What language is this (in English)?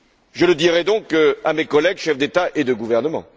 French